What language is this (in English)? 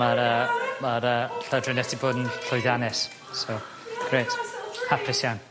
Welsh